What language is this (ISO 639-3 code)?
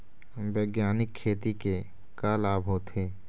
hne